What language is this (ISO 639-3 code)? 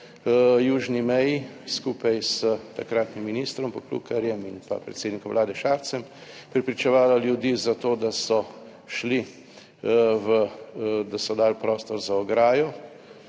slv